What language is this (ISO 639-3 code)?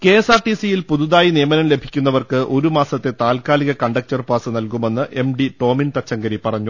mal